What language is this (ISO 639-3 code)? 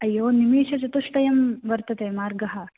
san